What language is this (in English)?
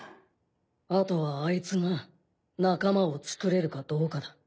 Japanese